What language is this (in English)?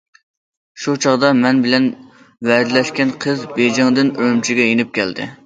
Uyghur